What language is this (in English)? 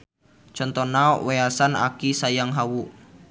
Sundanese